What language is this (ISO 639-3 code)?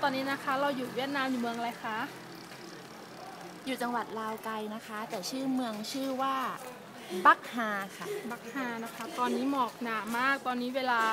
tha